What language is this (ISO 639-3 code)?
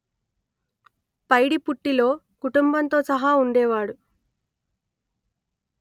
tel